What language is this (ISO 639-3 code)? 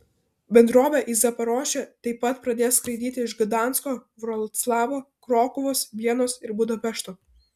lit